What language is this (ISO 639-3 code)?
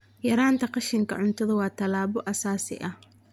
som